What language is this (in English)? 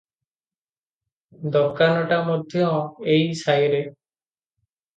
Odia